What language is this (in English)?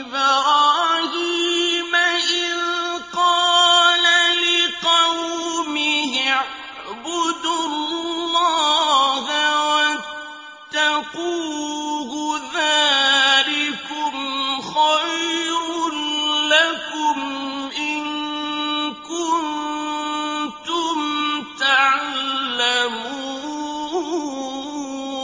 Arabic